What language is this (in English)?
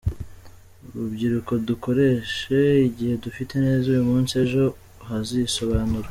Kinyarwanda